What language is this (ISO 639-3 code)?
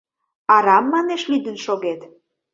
chm